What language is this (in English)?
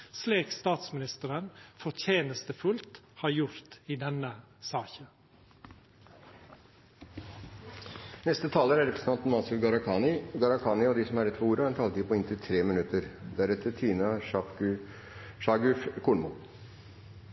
Norwegian